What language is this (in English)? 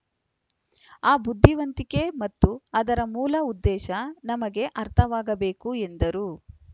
Kannada